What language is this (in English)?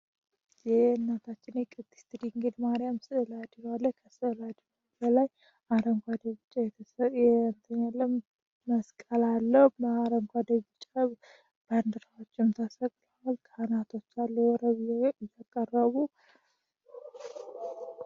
Amharic